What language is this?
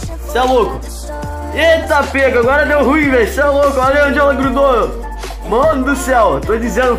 Portuguese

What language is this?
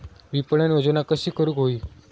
Marathi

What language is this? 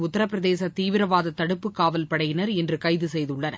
Tamil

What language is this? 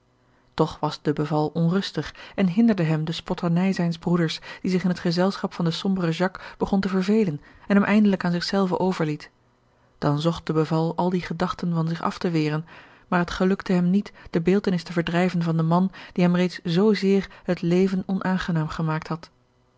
Dutch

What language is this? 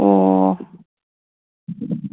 Manipuri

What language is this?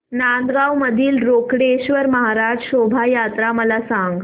Marathi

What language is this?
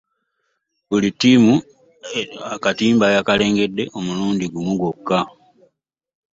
Ganda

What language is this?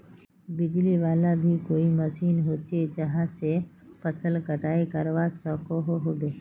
Magahi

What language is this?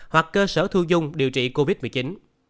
Vietnamese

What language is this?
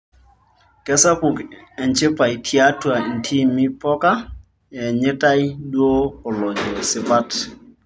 Masai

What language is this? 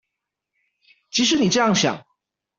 Chinese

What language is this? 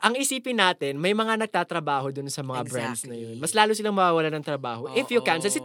Filipino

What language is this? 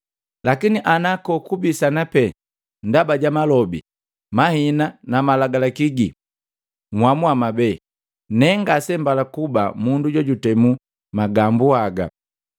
Matengo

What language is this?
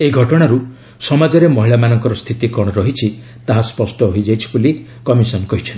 Odia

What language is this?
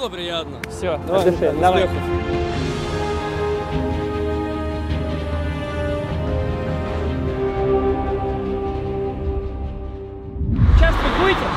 Russian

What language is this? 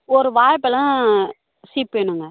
Tamil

